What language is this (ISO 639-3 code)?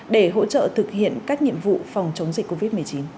vie